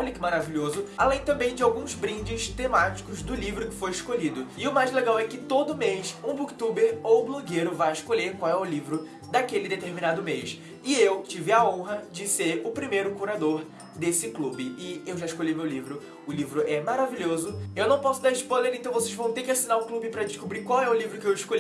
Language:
Portuguese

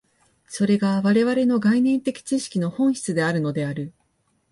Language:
Japanese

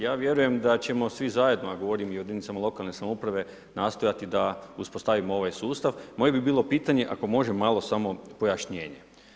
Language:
Croatian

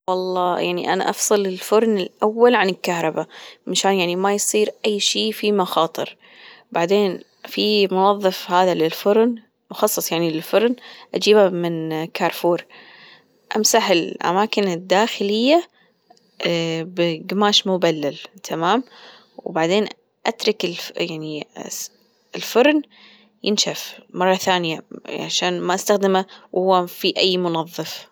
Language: Gulf Arabic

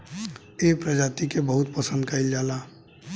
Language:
Bhojpuri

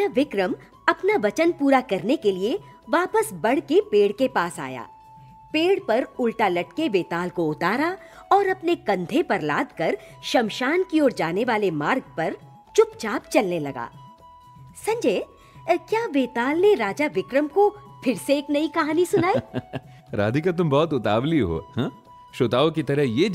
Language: Hindi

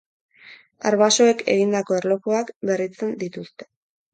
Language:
Basque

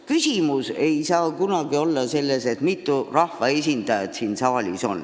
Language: Estonian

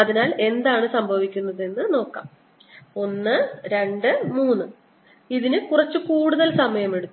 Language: Malayalam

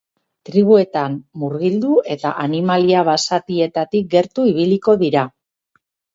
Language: Basque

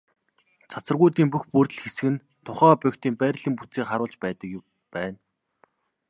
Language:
Mongolian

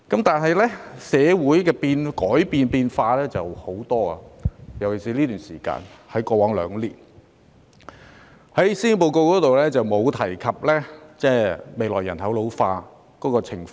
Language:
Cantonese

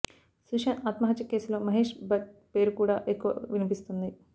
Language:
Telugu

